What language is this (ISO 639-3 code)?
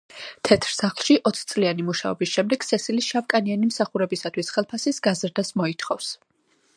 kat